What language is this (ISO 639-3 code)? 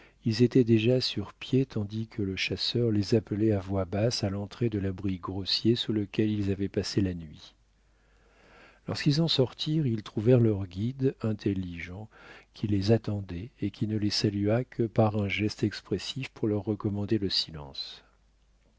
fra